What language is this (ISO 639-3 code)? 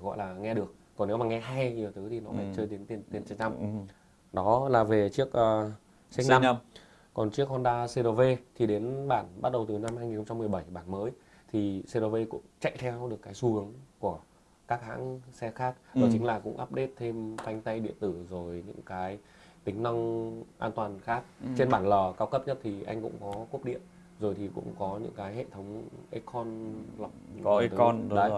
vie